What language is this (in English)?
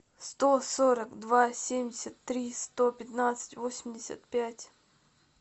Russian